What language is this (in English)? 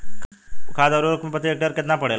Bhojpuri